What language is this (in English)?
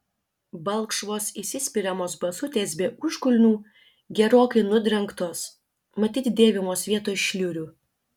Lithuanian